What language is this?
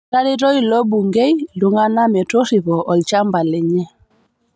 Masai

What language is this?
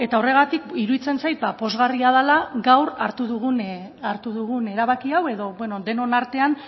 Basque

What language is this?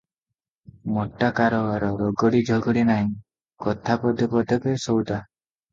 Odia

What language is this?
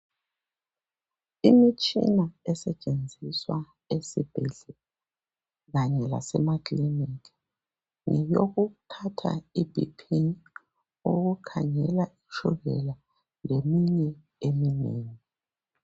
North Ndebele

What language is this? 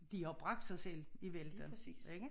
Danish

